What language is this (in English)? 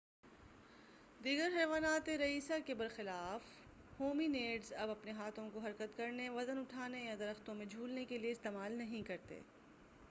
Urdu